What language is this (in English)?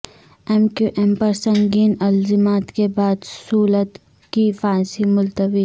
Urdu